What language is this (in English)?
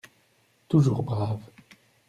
French